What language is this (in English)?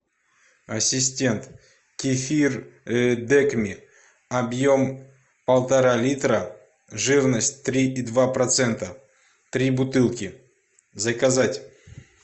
Russian